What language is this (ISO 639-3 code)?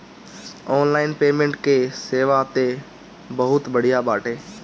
bho